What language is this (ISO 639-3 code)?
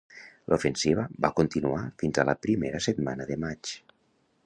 cat